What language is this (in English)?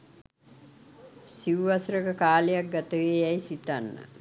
Sinhala